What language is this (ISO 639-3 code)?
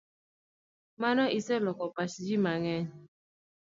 luo